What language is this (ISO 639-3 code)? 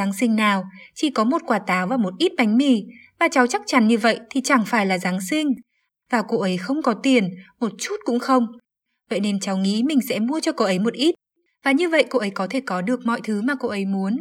vie